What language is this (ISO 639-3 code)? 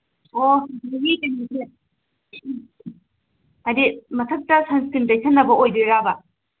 mni